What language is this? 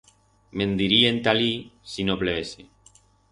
Aragonese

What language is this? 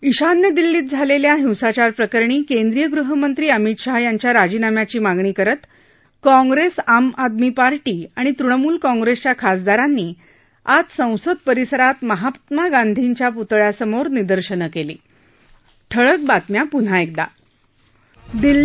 Marathi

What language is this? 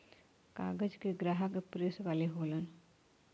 Bhojpuri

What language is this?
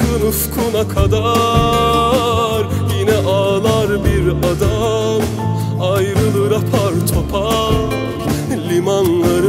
Turkish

